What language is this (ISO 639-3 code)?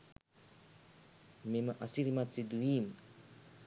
sin